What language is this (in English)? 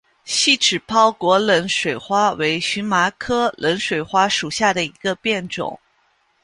Chinese